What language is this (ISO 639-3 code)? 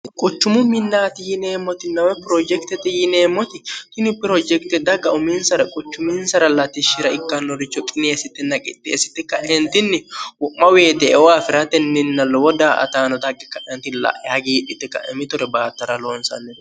sid